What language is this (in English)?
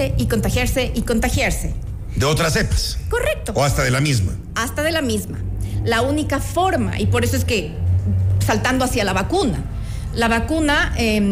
Spanish